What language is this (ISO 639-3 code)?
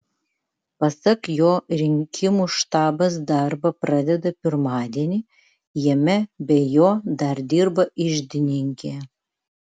lit